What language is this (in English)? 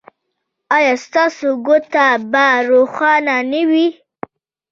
Pashto